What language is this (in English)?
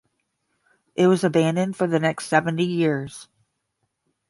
English